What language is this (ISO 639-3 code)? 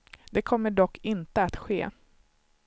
swe